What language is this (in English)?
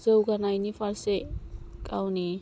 Bodo